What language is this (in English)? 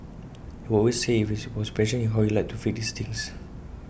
English